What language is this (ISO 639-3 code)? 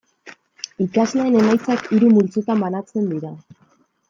eus